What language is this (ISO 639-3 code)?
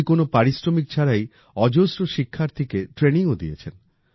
ben